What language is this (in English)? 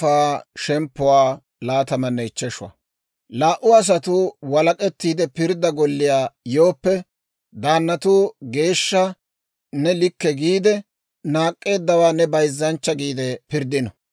Dawro